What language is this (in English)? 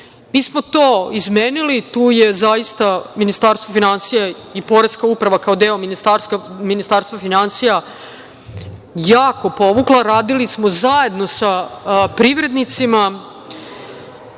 Serbian